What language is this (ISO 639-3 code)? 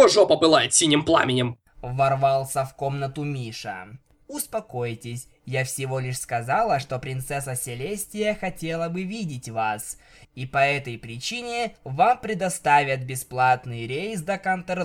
rus